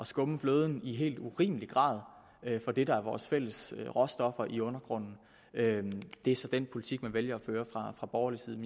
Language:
Danish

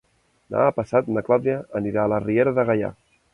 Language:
Catalan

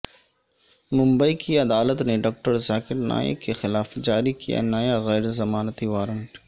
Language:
Urdu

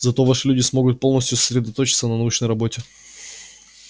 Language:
Russian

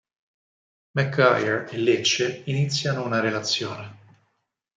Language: Italian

